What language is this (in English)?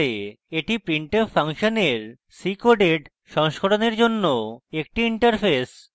Bangla